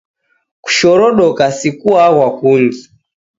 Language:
Taita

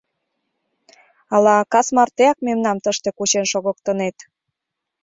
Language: Mari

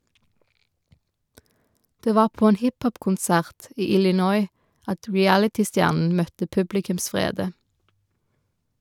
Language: Norwegian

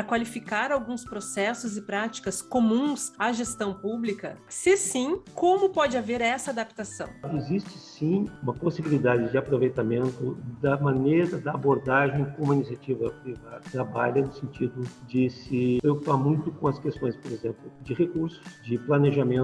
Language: Portuguese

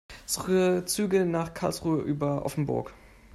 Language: German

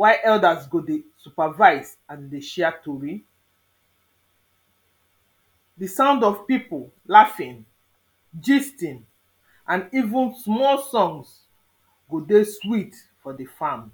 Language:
Nigerian Pidgin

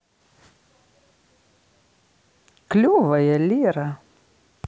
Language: Russian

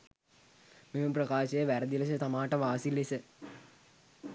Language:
Sinhala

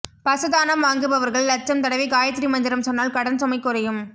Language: Tamil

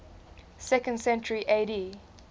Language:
English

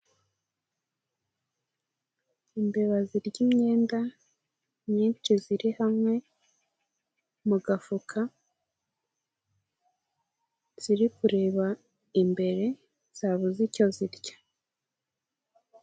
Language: Kinyarwanda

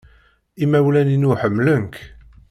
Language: Kabyle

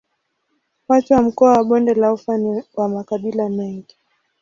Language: Swahili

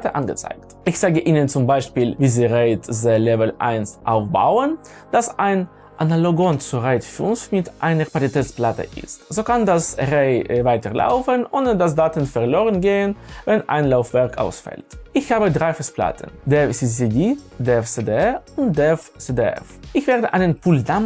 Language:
German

